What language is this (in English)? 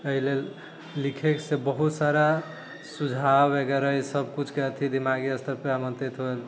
Maithili